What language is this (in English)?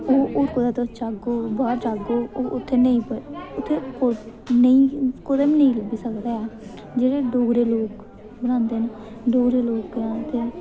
Dogri